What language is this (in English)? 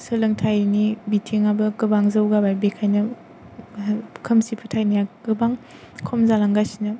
Bodo